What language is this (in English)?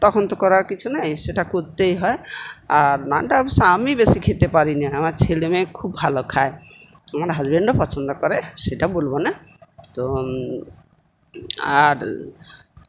Bangla